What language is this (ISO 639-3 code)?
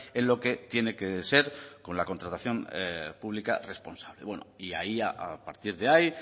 spa